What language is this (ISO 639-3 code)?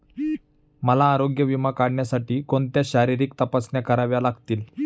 mar